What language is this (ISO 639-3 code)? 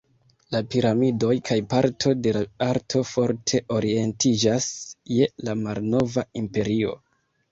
epo